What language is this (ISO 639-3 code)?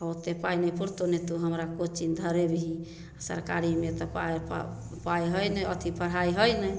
mai